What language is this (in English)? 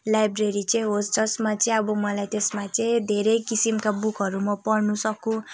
Nepali